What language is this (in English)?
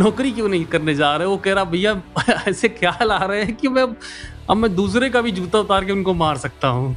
Hindi